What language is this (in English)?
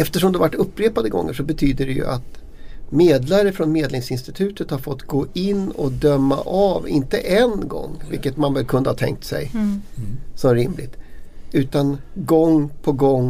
Swedish